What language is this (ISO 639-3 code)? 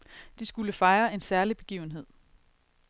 dan